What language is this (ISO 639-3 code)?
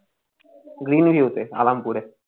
ben